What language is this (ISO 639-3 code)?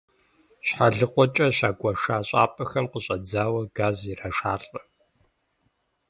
kbd